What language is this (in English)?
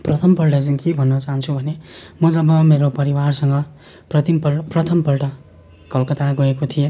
Nepali